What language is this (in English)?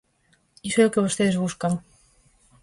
Galician